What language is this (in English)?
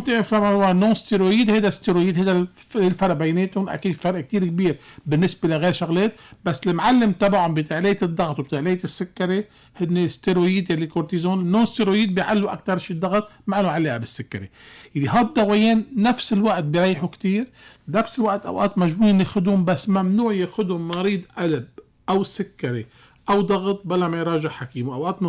Arabic